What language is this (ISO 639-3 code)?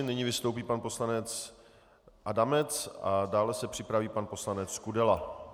ces